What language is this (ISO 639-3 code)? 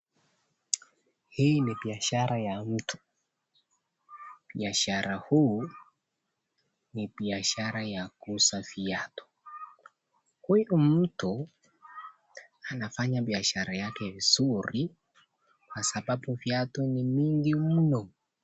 swa